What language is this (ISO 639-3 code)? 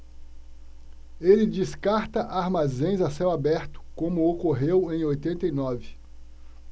por